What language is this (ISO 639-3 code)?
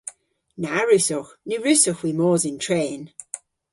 cor